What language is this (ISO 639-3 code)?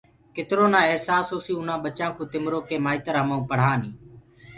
ggg